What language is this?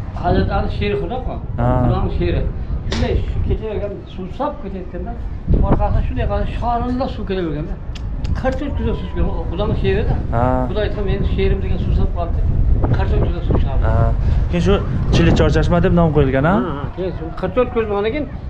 Turkish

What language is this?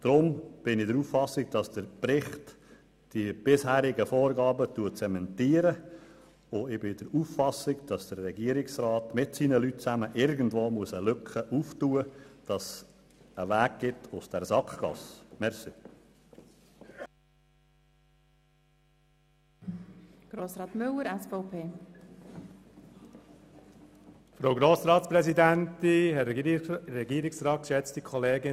Swiss German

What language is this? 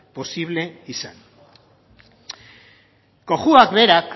Basque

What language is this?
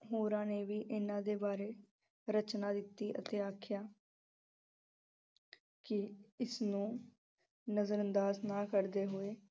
Punjabi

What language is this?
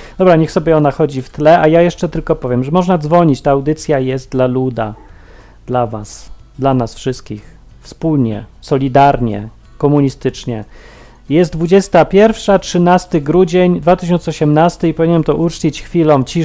Polish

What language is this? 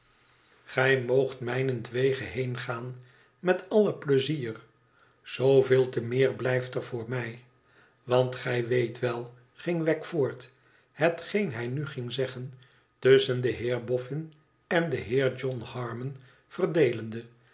Dutch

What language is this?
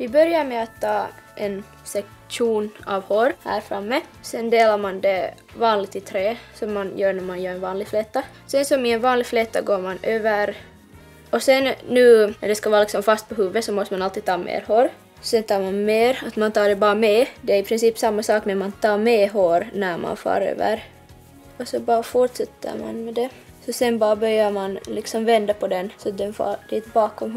Swedish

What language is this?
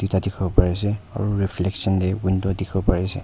Naga Pidgin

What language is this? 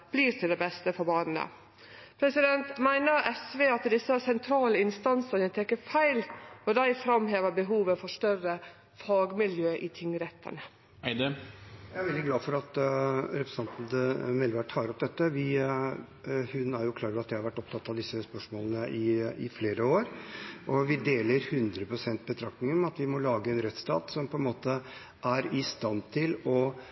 Norwegian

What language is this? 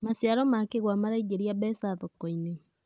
Kikuyu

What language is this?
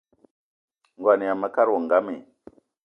Eton (Cameroon)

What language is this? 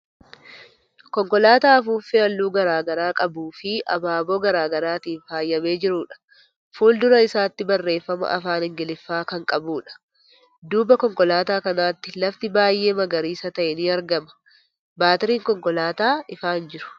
Oromo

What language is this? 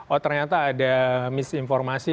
Indonesian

